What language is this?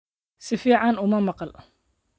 Somali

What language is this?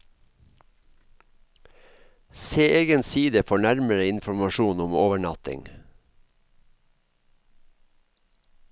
Norwegian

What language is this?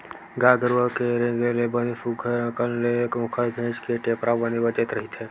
Chhattisgarhi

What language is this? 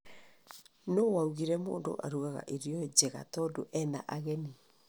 Kikuyu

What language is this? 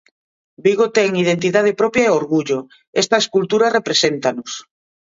Galician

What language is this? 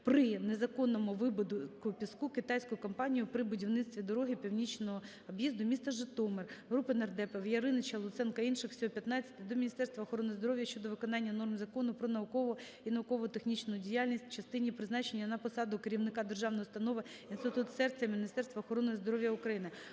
Ukrainian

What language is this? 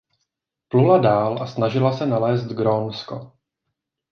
Czech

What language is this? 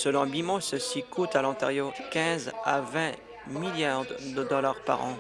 French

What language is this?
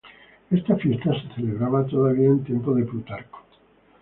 Spanish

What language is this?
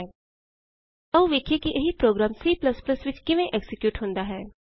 Punjabi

